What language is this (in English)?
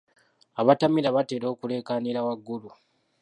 Ganda